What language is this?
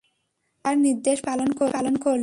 Bangla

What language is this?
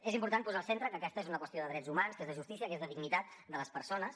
Catalan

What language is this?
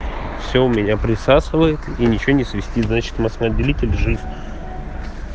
Russian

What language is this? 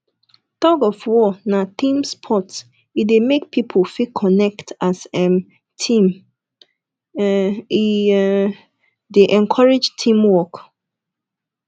Nigerian Pidgin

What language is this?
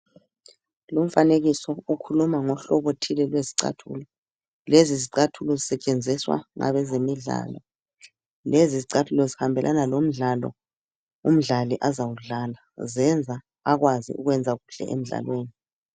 North Ndebele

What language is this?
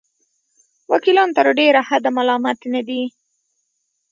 Pashto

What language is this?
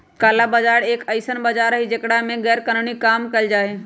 Magahi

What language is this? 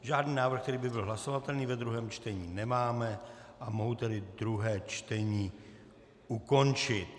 Czech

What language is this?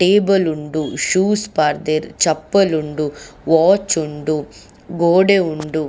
Tulu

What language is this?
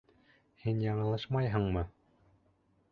Bashkir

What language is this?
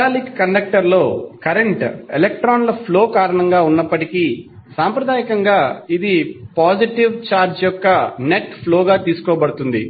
Telugu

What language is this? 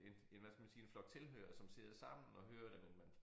Danish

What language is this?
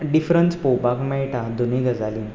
Konkani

